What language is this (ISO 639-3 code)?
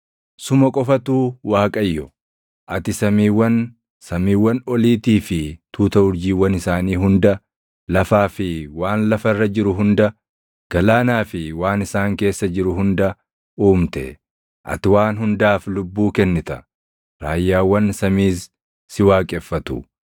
orm